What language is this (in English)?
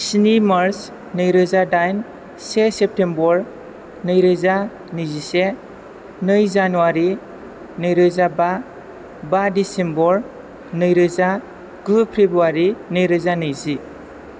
Bodo